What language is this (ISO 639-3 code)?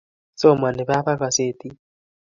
kln